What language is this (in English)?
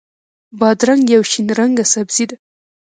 Pashto